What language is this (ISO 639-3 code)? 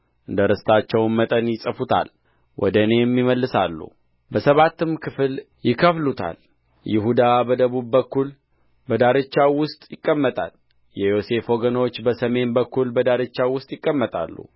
amh